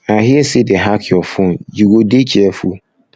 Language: Nigerian Pidgin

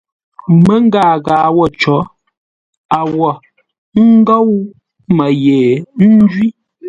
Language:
Ngombale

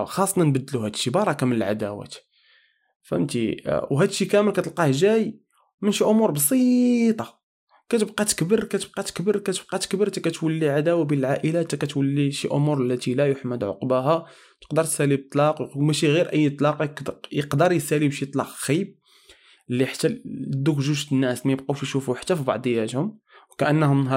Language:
Arabic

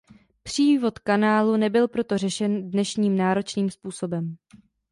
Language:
Czech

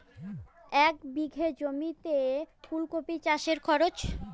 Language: Bangla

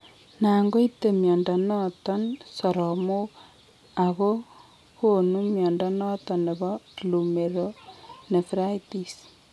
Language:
Kalenjin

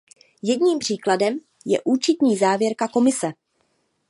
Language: Czech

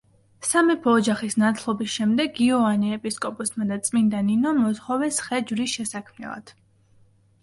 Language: Georgian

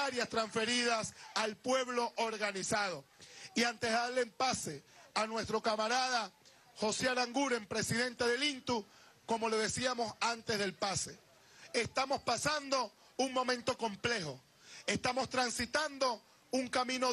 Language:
Spanish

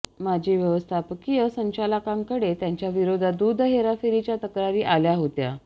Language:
Marathi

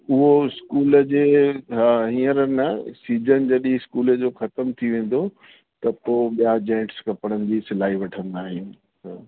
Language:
Sindhi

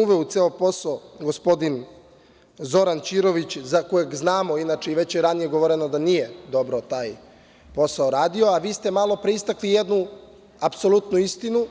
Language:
Serbian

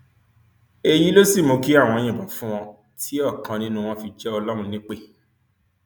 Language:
Yoruba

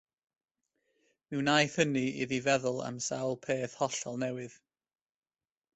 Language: Welsh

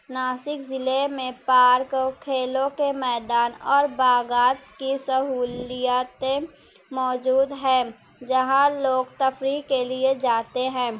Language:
Urdu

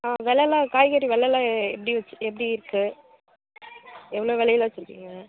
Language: Tamil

